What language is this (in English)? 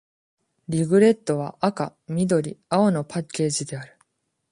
Japanese